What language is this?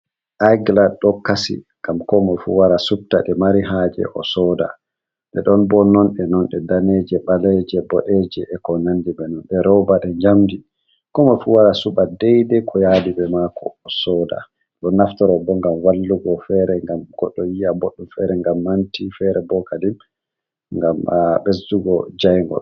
Fula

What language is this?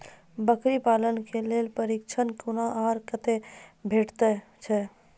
Maithili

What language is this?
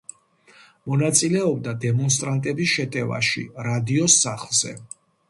Georgian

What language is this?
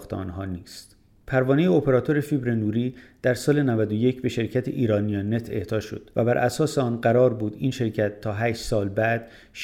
Persian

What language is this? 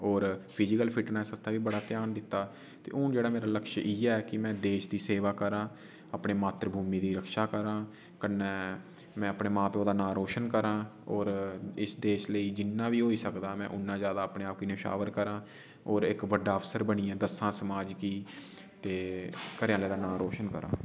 Dogri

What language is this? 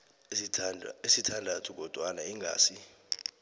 South Ndebele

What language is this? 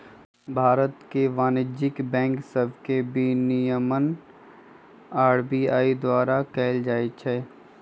Magahi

